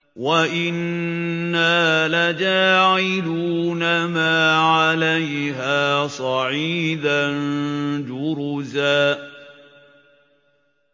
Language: Arabic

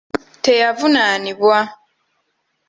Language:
Ganda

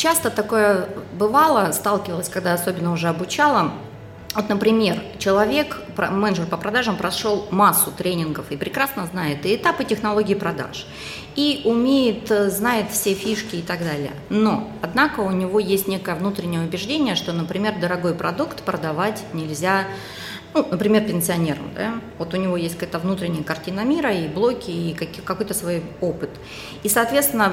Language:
Russian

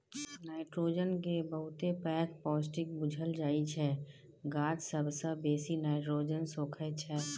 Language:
Maithili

